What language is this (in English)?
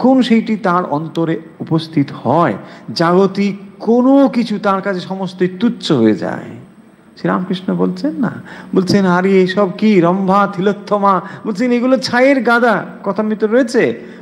Bangla